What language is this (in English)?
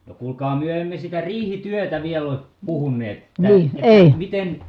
Finnish